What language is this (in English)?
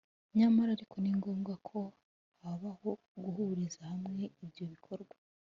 Kinyarwanda